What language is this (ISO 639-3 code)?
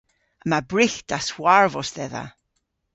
cor